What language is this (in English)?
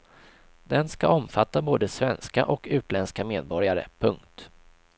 Swedish